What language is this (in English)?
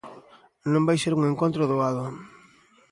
Galician